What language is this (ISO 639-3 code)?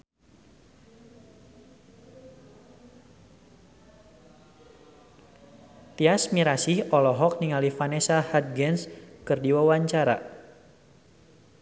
sun